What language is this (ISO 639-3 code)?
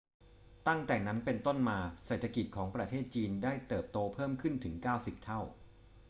tha